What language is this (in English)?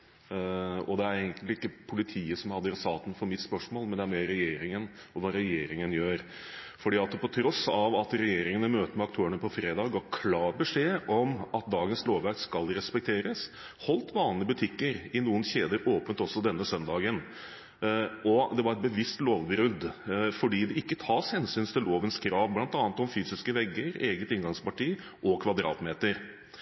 Norwegian Bokmål